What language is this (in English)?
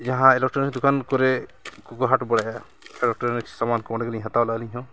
Santali